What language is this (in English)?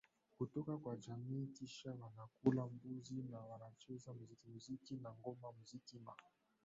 Swahili